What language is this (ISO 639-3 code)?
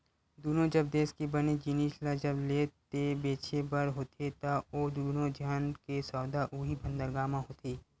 hne